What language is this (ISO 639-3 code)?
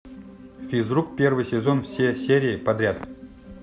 rus